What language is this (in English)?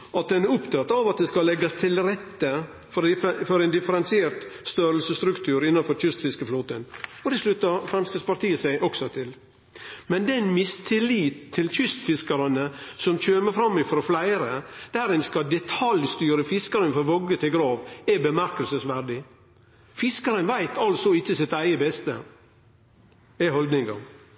Norwegian Nynorsk